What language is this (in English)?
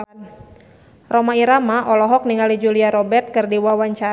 Sundanese